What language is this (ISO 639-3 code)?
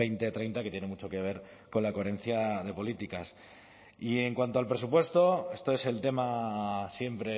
spa